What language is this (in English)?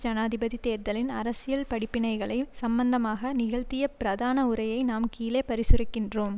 Tamil